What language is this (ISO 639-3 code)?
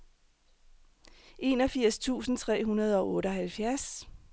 dan